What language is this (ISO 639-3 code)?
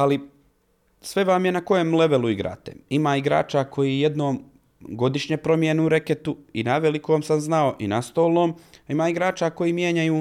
hrv